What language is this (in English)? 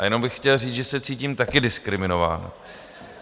Czech